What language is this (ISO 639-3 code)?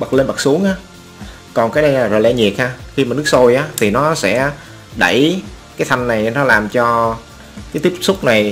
vie